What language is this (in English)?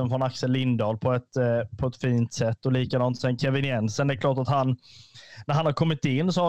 Swedish